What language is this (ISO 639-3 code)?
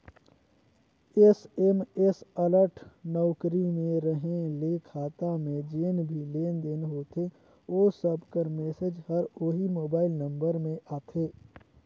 hne